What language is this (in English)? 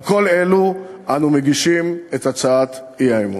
Hebrew